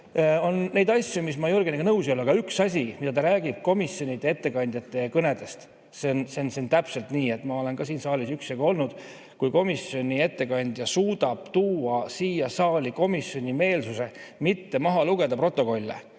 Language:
Estonian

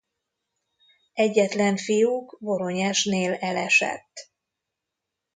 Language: Hungarian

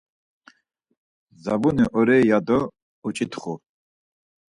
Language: Laz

